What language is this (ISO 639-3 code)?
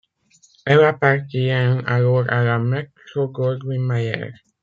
fra